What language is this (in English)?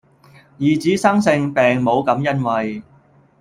Cantonese